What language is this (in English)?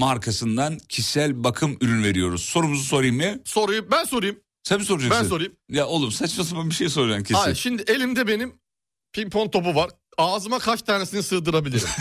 Turkish